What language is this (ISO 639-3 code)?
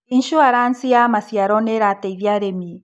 kik